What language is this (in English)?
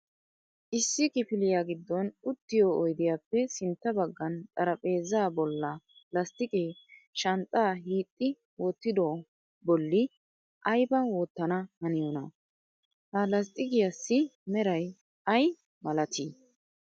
Wolaytta